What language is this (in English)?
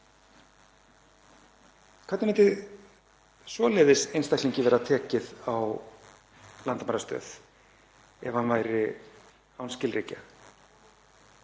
Icelandic